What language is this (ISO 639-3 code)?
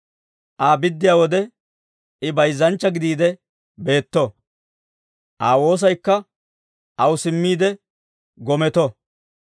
dwr